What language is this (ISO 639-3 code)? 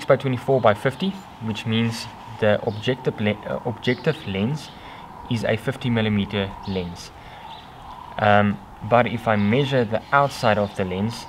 eng